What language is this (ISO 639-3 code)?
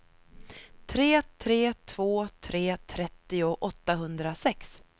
swe